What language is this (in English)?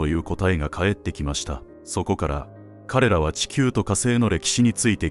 Japanese